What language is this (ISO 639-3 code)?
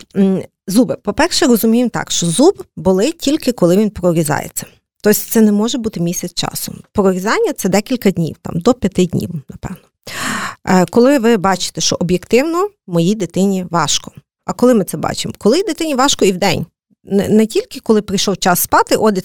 ukr